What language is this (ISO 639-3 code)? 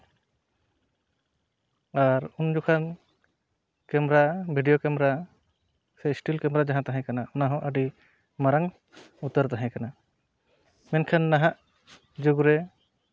sat